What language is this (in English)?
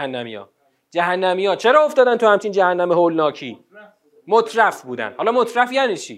Persian